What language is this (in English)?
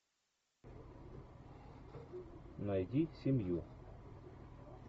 Russian